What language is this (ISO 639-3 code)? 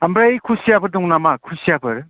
brx